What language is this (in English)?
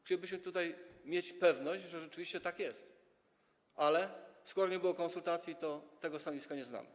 Polish